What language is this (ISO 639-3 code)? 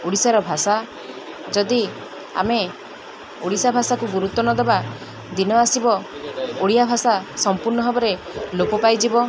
ori